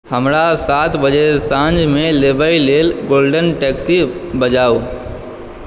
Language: Maithili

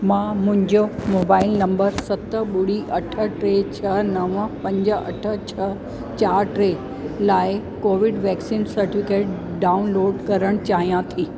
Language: Sindhi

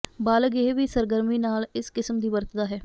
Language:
Punjabi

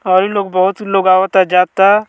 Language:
Bhojpuri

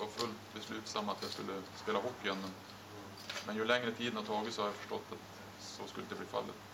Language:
Swedish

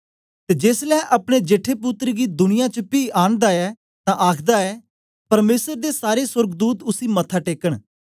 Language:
Dogri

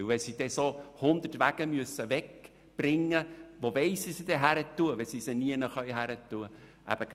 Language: Swiss German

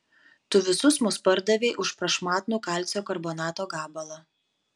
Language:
Lithuanian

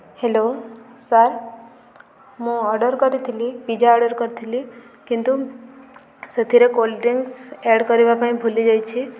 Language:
Odia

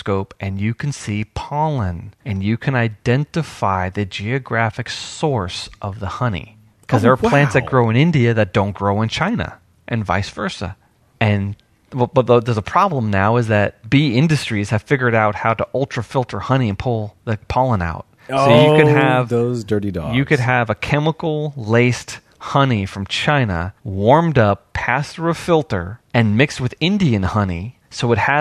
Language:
English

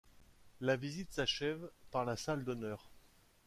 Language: French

